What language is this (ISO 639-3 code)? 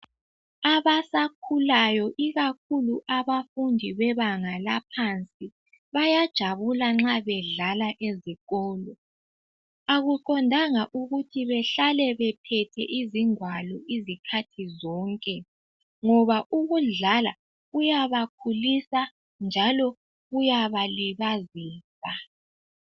nde